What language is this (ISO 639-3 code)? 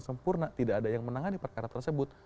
ind